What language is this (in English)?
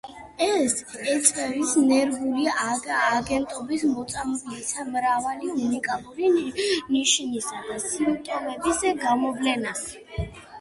Georgian